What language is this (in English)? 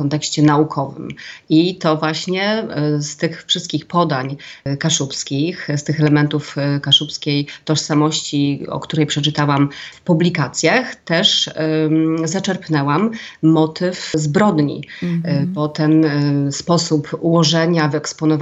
Polish